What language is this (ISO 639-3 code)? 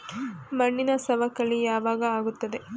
kan